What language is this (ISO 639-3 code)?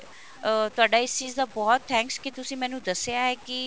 pan